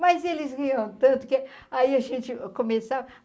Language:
Portuguese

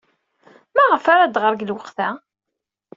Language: Kabyle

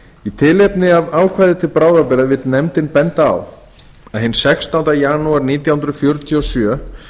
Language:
Icelandic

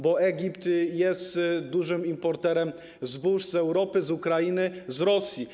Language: Polish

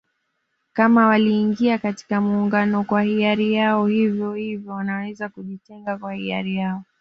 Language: Swahili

